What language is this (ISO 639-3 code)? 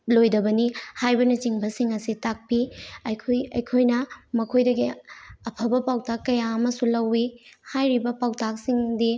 mni